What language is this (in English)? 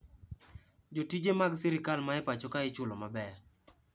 Luo (Kenya and Tanzania)